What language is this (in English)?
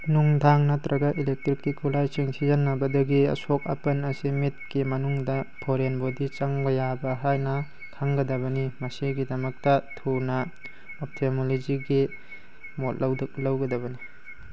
Manipuri